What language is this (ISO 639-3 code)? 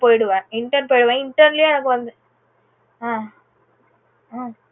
tam